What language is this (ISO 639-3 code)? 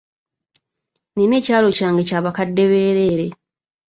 lug